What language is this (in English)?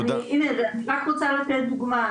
Hebrew